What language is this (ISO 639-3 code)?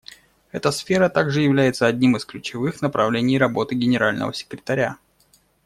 rus